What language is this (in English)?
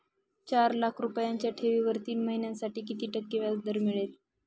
Marathi